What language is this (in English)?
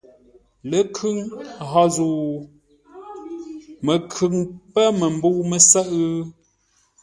Ngombale